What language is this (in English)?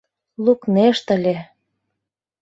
Mari